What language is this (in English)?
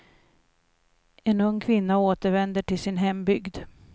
Swedish